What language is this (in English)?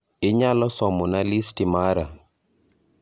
Luo (Kenya and Tanzania)